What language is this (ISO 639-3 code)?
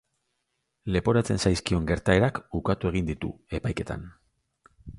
eus